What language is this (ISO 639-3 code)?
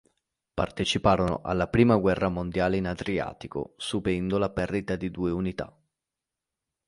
ita